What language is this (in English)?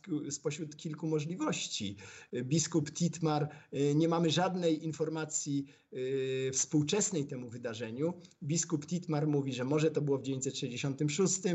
Polish